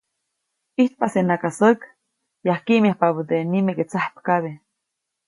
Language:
Copainalá Zoque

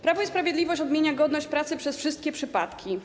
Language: Polish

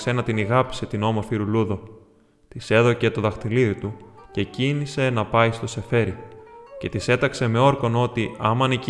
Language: Greek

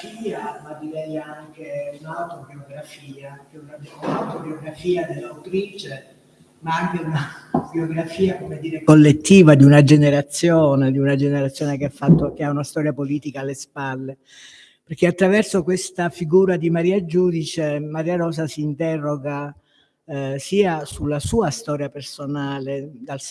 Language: Italian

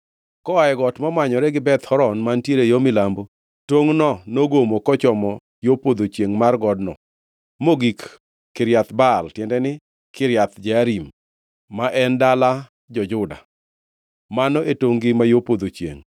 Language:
Luo (Kenya and Tanzania)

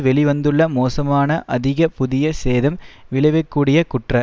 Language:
Tamil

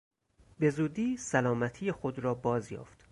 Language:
Persian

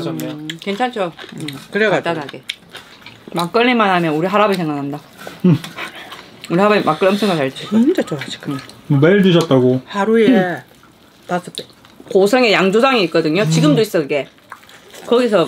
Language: Korean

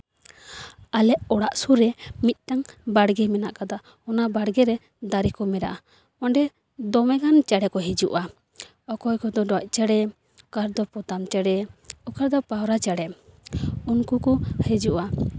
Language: Santali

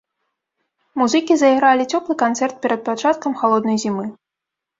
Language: Belarusian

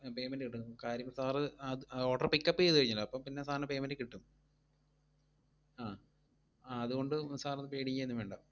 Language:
Malayalam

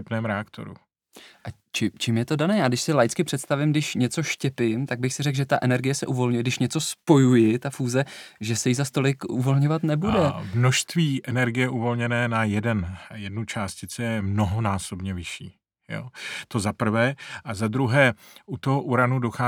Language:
Czech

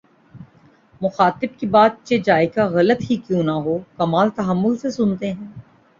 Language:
Urdu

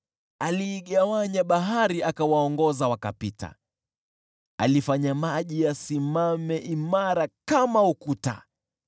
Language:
Swahili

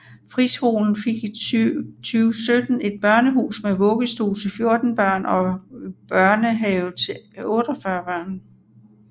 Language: Danish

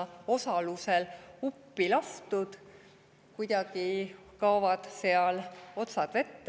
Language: Estonian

